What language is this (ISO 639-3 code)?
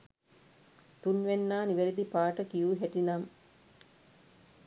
sin